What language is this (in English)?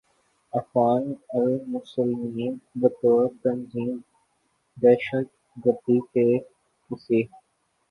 Urdu